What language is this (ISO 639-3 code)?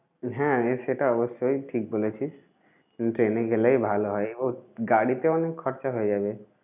ben